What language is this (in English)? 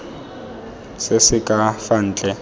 Tswana